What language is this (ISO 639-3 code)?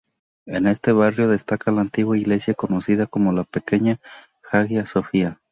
spa